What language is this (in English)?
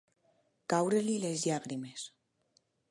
Catalan